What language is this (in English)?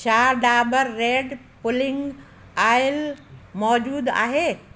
Sindhi